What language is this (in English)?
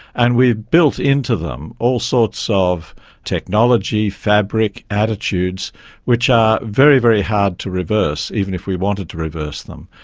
English